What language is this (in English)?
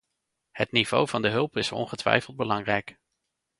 Dutch